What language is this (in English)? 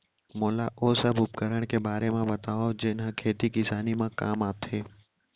Chhattisgarhi